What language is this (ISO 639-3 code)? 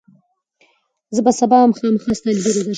pus